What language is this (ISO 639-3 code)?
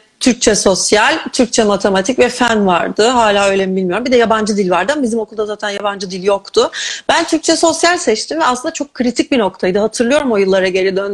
tur